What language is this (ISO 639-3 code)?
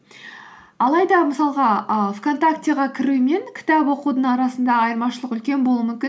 kaz